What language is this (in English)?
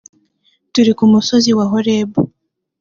Kinyarwanda